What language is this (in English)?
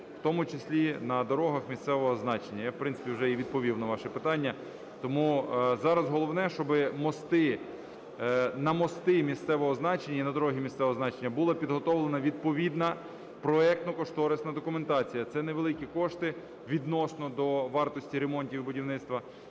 Ukrainian